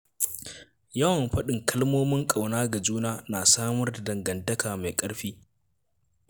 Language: Hausa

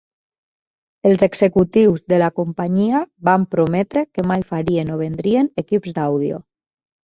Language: Catalan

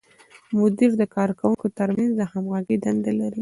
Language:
Pashto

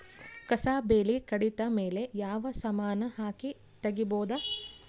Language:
Kannada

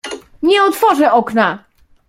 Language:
Polish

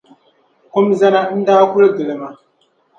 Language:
Dagbani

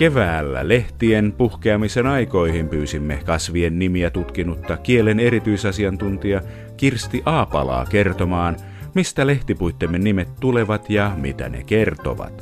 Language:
Finnish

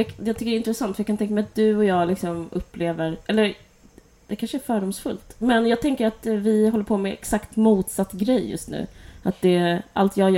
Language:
Swedish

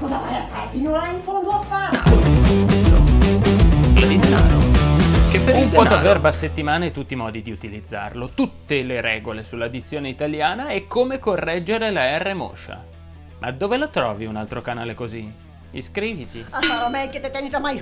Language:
Italian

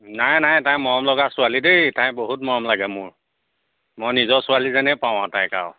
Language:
Assamese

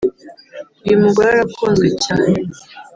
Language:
Kinyarwanda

